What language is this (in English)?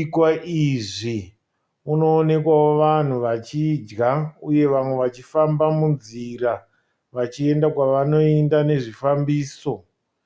Shona